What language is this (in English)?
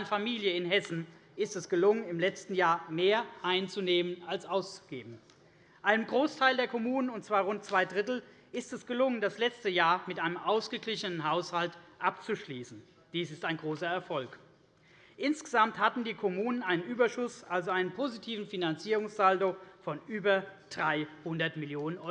German